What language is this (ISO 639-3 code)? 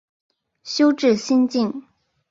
zho